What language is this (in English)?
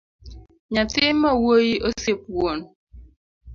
Luo (Kenya and Tanzania)